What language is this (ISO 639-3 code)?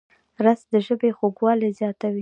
pus